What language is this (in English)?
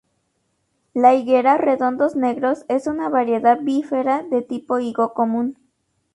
Spanish